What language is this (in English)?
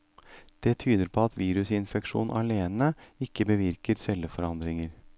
Norwegian